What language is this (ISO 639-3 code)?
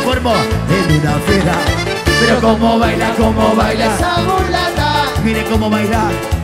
spa